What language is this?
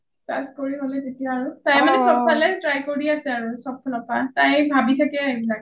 Assamese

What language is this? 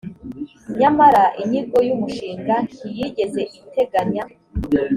Kinyarwanda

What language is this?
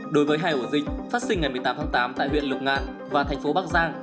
Vietnamese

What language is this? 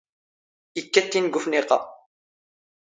Standard Moroccan Tamazight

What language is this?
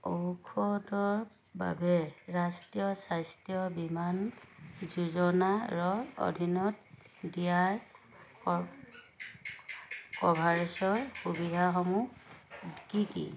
Assamese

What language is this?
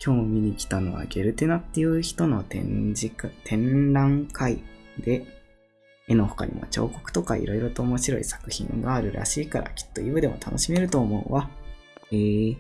Japanese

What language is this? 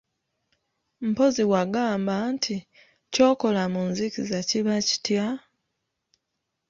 Ganda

